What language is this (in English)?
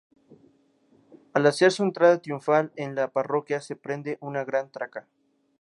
Spanish